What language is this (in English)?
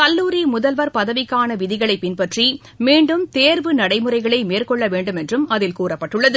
Tamil